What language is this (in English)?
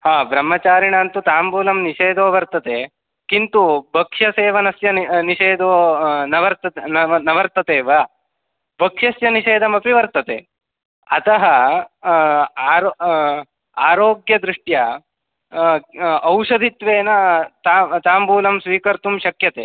Sanskrit